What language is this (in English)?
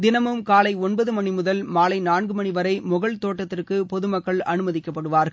Tamil